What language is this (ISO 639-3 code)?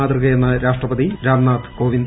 mal